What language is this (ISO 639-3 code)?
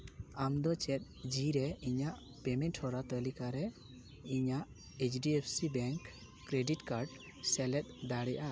sat